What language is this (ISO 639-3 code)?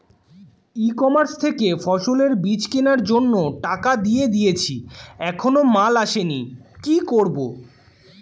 ben